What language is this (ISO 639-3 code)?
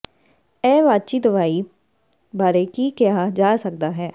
pan